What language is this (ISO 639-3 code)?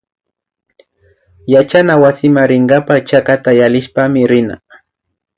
qvi